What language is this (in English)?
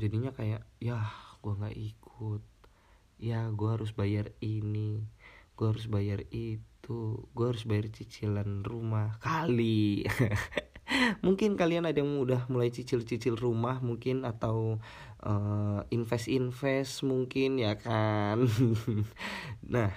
Indonesian